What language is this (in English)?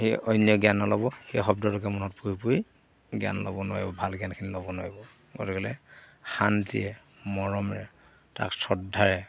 Assamese